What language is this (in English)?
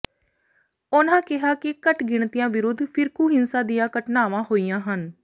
Punjabi